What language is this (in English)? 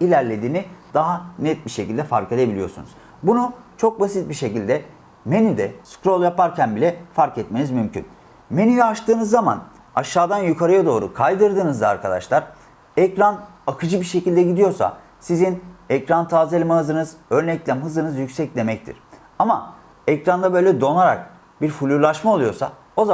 Turkish